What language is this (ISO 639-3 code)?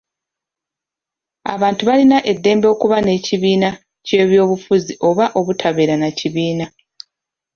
lug